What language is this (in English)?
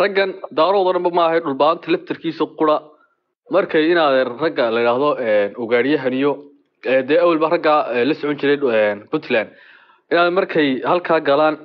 Arabic